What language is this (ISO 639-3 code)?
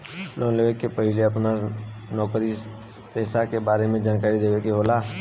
bho